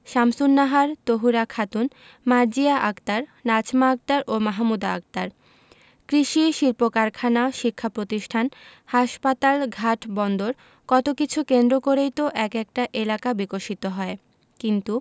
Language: Bangla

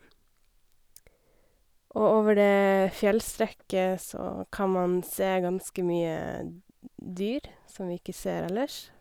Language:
Norwegian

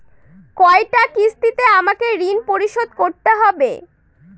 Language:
Bangla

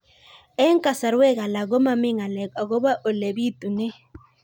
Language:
Kalenjin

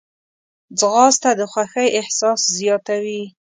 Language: Pashto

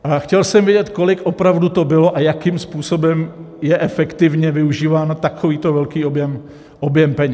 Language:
Czech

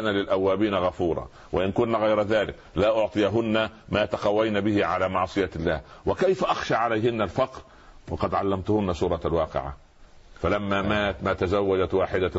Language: Arabic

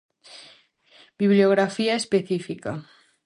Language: Galician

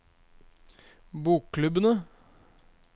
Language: Norwegian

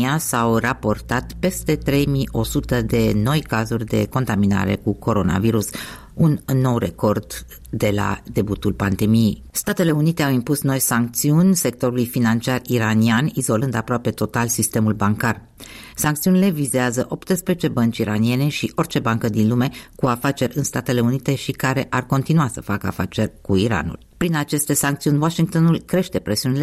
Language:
Romanian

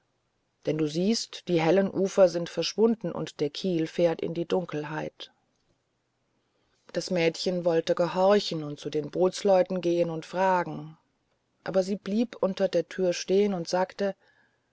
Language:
German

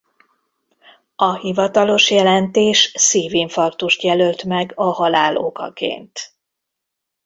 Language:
Hungarian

